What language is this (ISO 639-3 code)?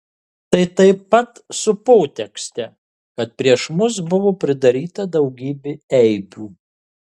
lit